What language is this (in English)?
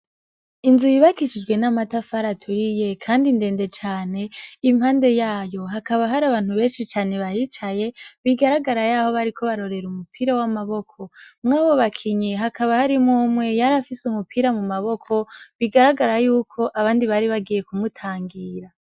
Rundi